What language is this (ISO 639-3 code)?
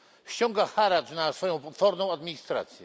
pol